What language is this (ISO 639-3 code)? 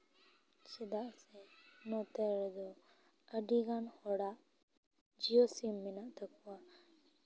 sat